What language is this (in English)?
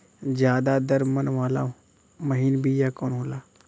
Bhojpuri